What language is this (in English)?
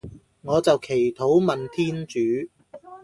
Cantonese